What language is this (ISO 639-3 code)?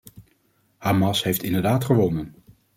nld